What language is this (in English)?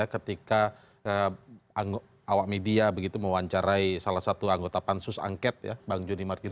Indonesian